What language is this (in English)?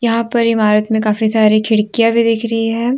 Hindi